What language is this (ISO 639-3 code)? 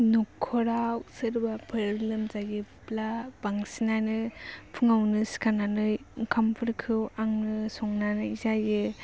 brx